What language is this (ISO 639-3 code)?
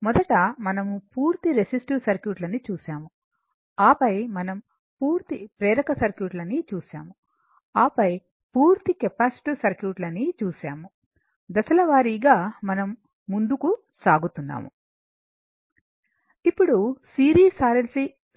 tel